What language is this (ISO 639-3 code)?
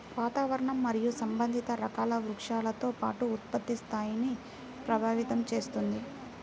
tel